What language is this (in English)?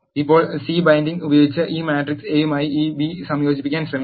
Malayalam